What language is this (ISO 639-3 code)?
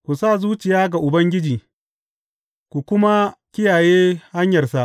hau